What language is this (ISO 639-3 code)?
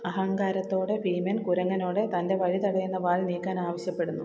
mal